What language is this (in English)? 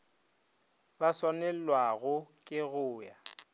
Northern Sotho